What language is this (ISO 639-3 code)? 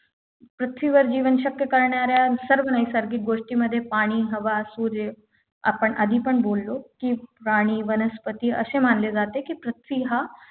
mar